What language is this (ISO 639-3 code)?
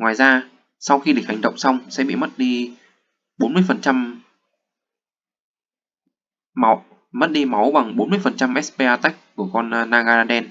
vie